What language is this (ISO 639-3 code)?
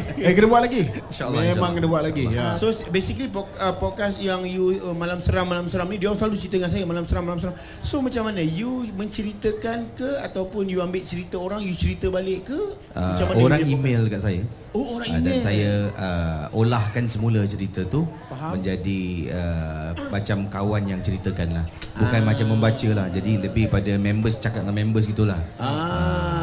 msa